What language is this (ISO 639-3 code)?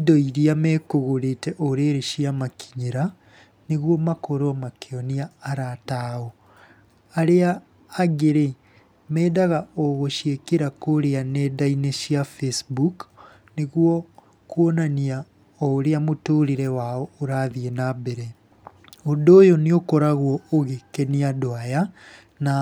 kik